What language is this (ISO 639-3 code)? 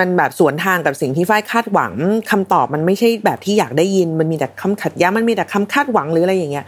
tha